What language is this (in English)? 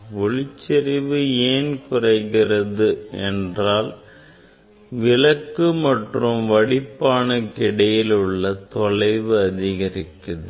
Tamil